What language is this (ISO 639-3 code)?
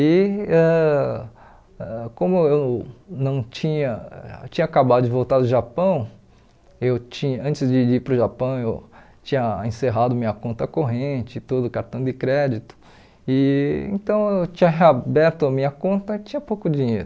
por